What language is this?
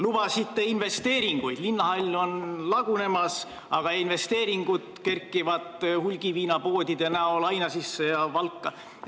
Estonian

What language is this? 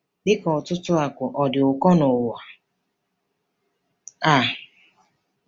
Igbo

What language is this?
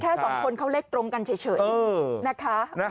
Thai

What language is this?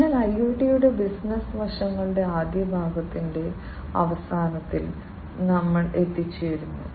Malayalam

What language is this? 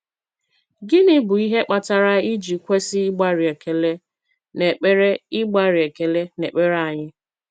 Igbo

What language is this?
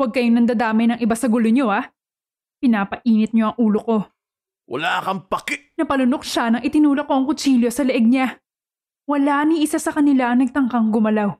Filipino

